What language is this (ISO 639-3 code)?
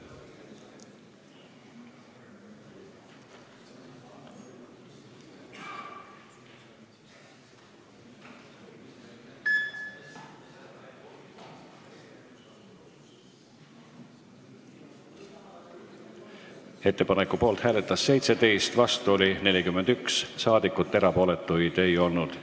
est